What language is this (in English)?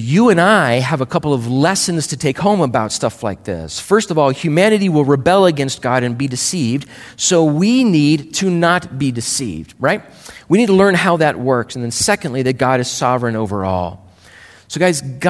English